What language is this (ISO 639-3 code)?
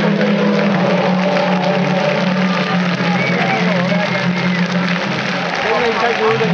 ita